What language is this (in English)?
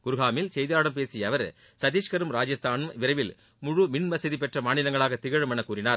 Tamil